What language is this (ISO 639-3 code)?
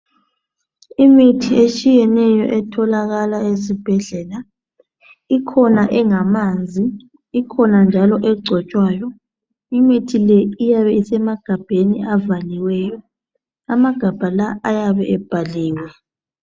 nde